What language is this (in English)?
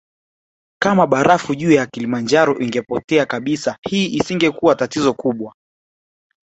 Swahili